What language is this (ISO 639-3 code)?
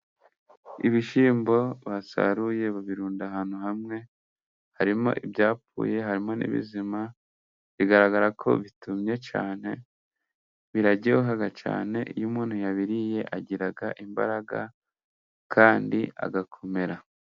kin